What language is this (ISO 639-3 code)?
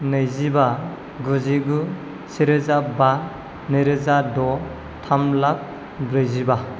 brx